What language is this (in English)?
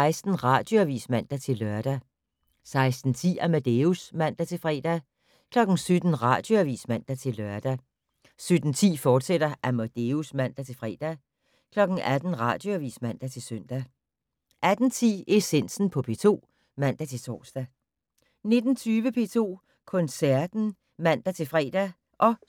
Danish